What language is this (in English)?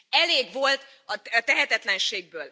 Hungarian